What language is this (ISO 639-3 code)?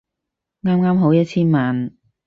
yue